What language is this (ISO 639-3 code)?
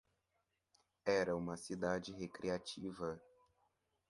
por